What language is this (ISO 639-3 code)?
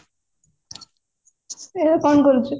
ori